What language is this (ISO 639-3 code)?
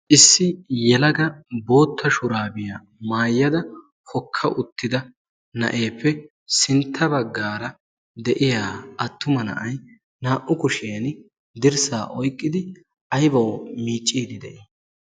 wal